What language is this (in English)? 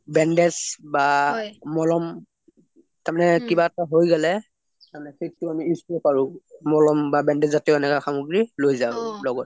Assamese